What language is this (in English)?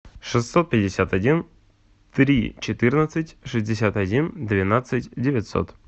Russian